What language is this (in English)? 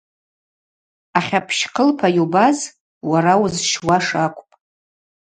Abaza